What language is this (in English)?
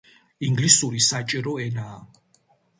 Georgian